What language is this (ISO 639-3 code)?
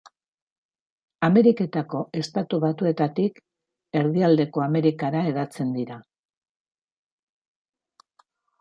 eus